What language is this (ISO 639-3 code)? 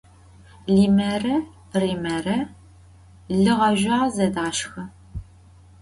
ady